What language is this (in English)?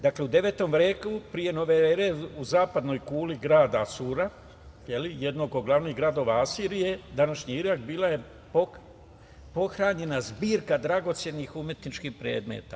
Serbian